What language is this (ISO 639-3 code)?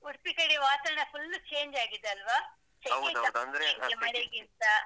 kan